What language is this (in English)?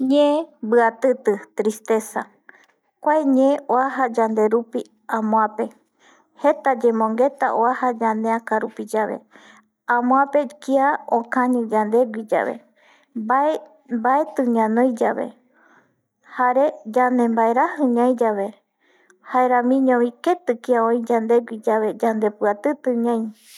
Eastern Bolivian Guaraní